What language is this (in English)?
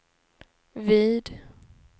Swedish